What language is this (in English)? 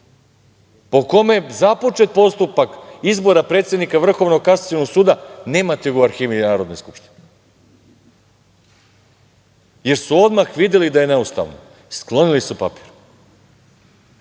Serbian